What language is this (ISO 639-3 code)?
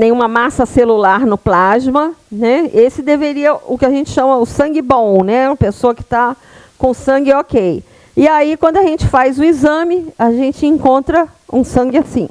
por